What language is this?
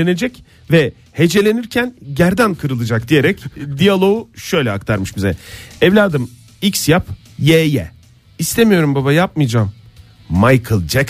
Turkish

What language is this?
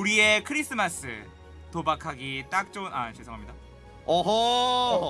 Korean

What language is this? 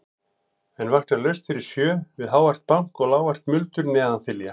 Icelandic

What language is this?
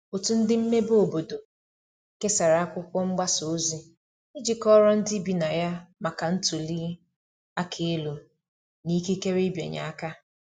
Igbo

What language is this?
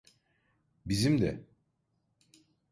Turkish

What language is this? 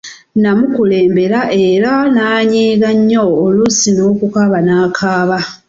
Ganda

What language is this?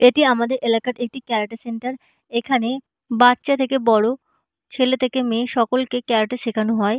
Bangla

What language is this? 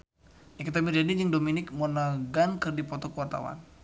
Sundanese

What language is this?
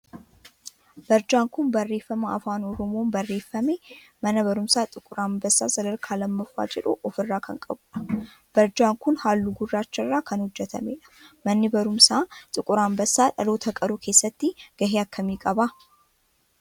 Oromo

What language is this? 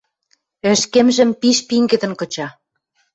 Western Mari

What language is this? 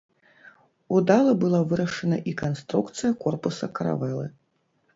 Belarusian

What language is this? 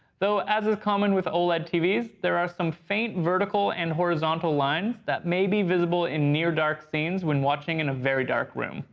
English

